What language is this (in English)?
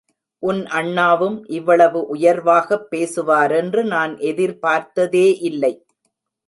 Tamil